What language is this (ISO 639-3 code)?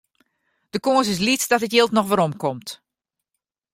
fry